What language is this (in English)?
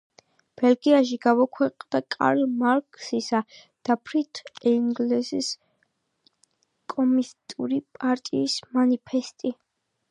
Georgian